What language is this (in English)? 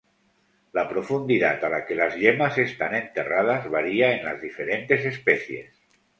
Spanish